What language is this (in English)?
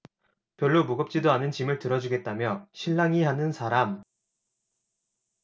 Korean